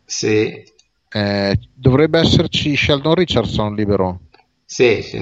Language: Italian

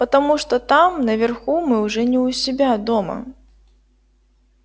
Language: Russian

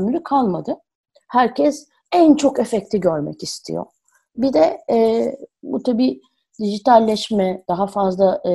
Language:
Turkish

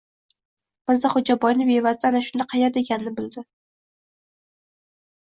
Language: Uzbek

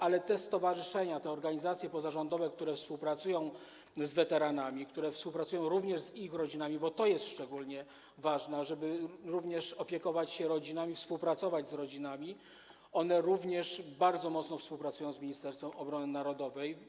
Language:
Polish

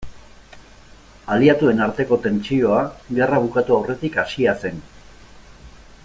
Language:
Basque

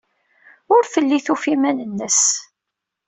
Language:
Kabyle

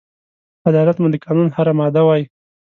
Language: Pashto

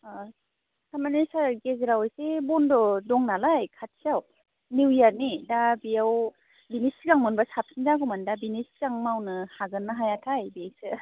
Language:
Bodo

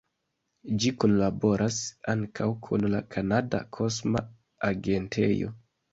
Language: Esperanto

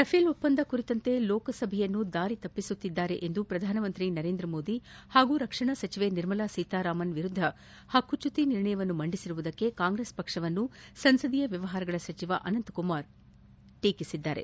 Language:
Kannada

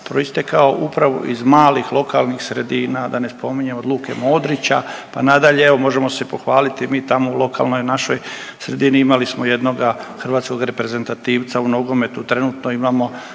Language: Croatian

